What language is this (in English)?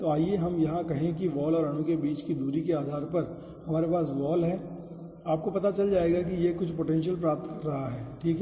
Hindi